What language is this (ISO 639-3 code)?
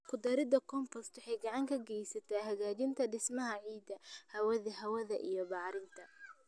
som